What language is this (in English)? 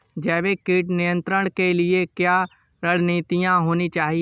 Hindi